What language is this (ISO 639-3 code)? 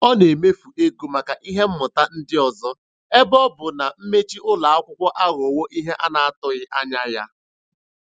ibo